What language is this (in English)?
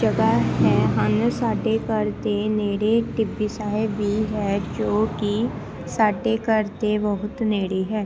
Punjabi